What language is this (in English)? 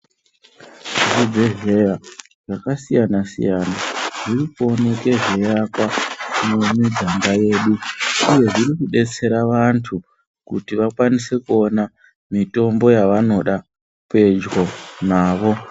Ndau